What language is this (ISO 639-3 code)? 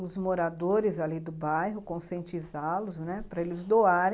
por